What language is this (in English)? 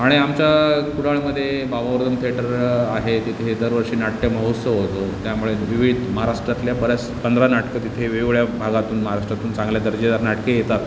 Marathi